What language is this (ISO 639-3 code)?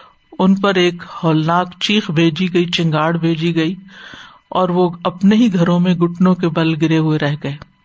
urd